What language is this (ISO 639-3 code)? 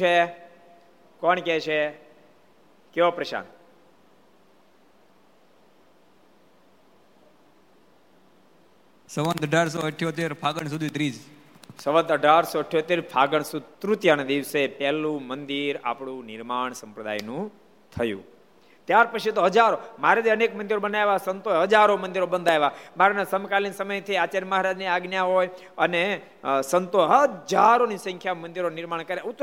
guj